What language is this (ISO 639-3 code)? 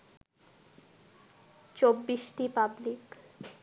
ben